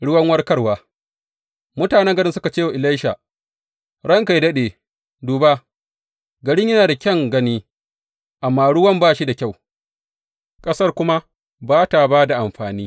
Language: Hausa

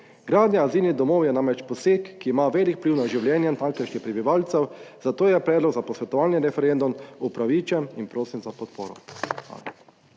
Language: Slovenian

